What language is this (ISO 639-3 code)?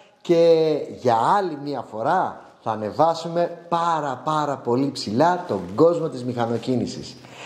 ell